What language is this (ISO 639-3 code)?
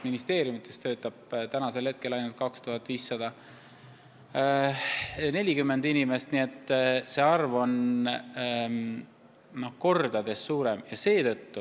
est